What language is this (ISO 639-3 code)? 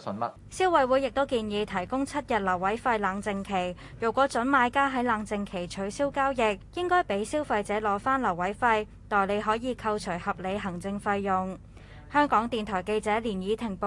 zho